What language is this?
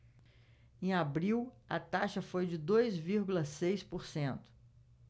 Portuguese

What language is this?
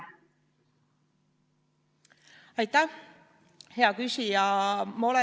Estonian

